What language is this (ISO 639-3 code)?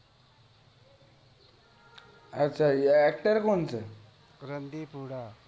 guj